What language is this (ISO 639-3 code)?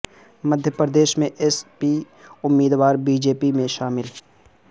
urd